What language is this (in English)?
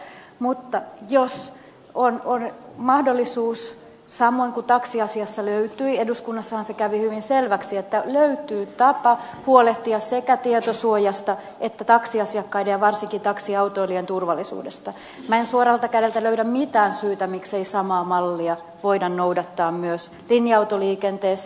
Finnish